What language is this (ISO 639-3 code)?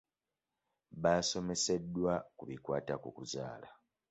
lug